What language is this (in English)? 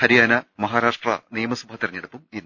Malayalam